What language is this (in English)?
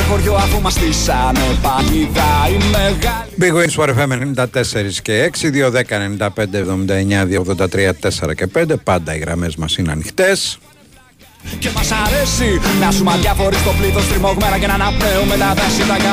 Greek